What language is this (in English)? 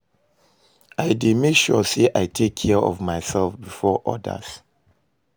Nigerian Pidgin